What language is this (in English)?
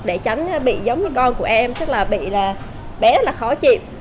Vietnamese